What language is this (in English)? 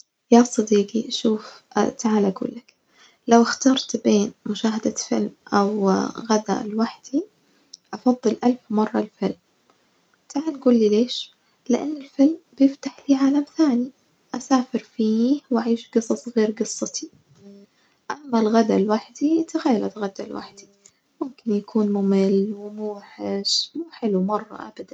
Najdi Arabic